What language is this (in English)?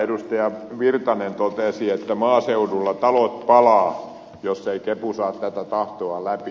Finnish